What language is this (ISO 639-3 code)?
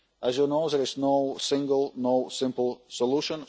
eng